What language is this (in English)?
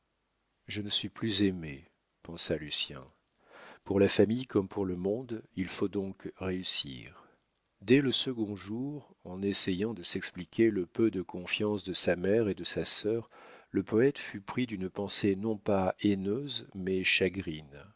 French